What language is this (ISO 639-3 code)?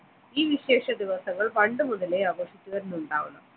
mal